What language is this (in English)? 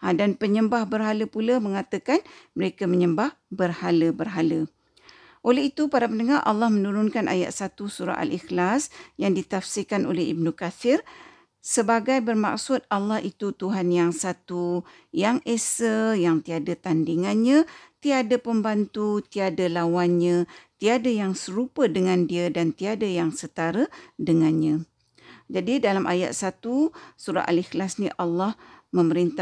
Malay